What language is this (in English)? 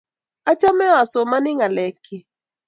Kalenjin